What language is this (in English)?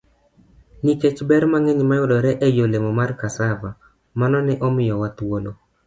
Luo (Kenya and Tanzania)